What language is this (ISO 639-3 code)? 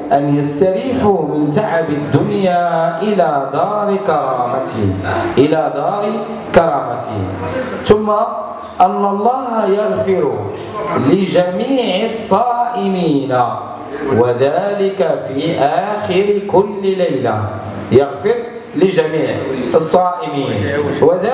ara